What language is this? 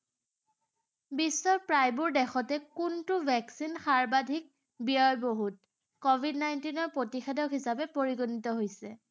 Assamese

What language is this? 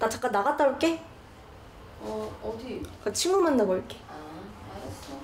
Korean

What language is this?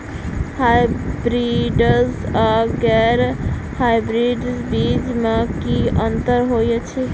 Maithili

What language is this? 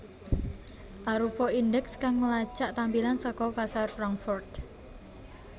Javanese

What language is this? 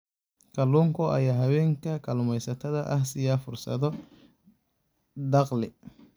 Somali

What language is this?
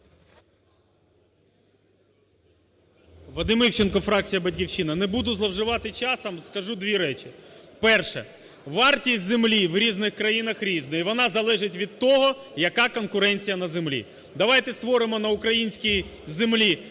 Ukrainian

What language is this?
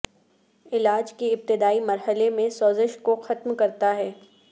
Urdu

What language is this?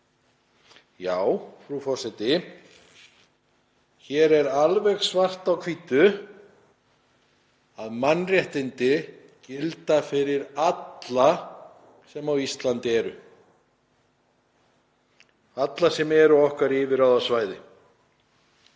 Icelandic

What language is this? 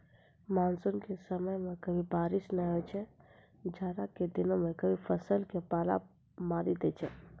Maithili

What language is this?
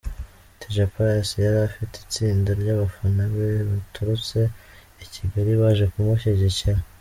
Kinyarwanda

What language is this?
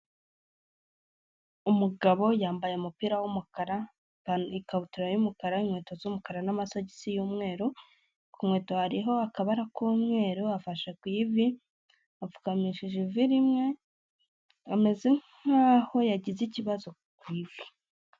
Kinyarwanda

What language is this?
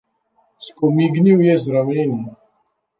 Slovenian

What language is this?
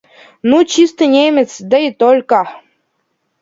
Russian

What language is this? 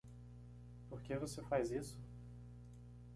Portuguese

